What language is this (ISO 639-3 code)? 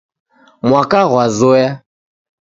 dav